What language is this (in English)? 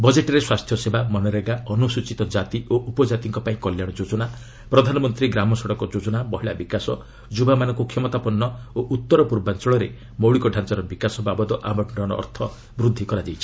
Odia